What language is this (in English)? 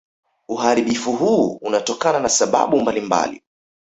Swahili